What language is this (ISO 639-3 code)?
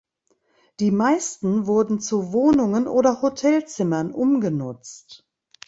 deu